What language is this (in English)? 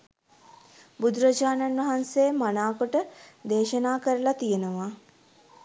Sinhala